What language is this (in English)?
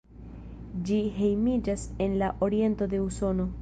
Esperanto